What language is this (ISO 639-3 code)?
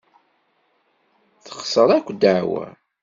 kab